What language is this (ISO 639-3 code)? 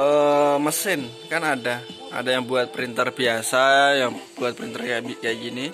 ind